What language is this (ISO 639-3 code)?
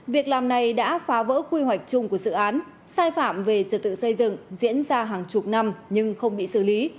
vie